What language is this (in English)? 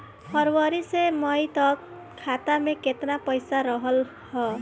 Bhojpuri